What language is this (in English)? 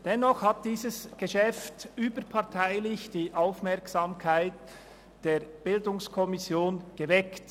Swiss German